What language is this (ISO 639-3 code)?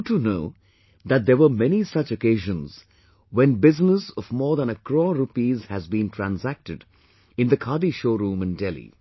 eng